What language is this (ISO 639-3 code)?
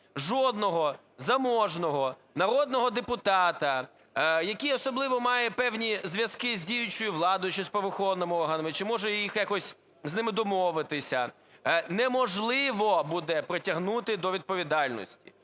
ukr